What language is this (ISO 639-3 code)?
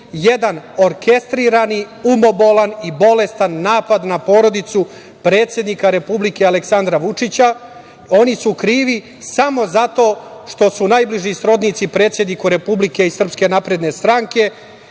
srp